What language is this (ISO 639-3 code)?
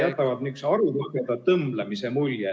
est